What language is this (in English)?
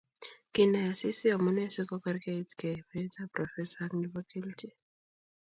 Kalenjin